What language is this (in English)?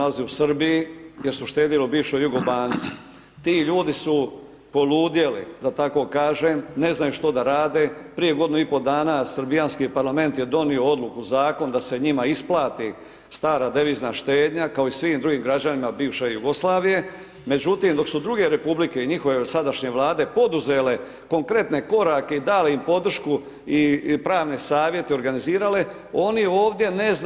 Croatian